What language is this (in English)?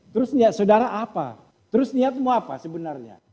Indonesian